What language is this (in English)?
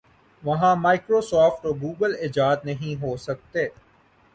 Urdu